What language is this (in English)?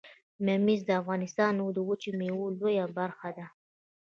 Pashto